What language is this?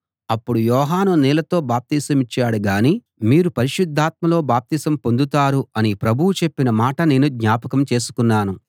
Telugu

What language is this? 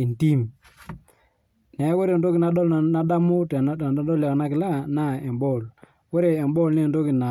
Masai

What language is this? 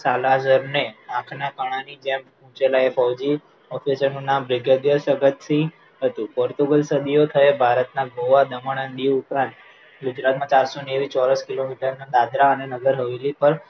Gujarati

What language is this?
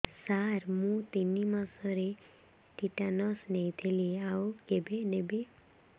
Odia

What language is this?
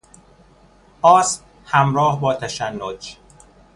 Persian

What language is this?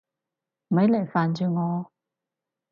Cantonese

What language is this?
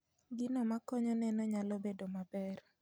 Luo (Kenya and Tanzania)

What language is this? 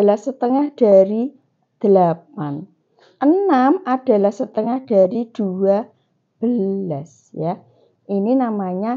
Indonesian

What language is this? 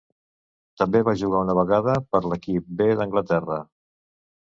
Catalan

